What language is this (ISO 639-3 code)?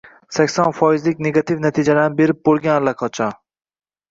uzb